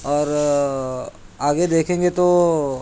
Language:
Urdu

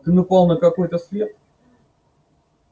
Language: Russian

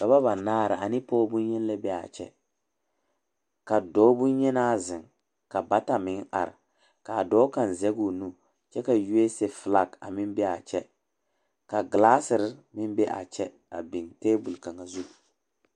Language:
Southern Dagaare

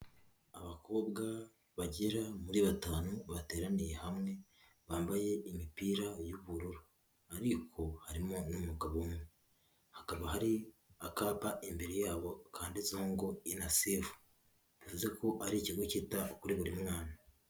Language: Kinyarwanda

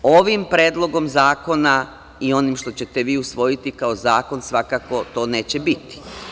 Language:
Serbian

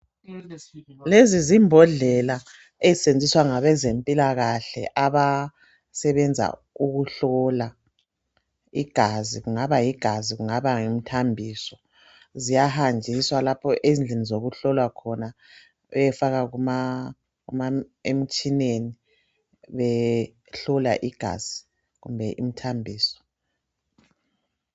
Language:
North Ndebele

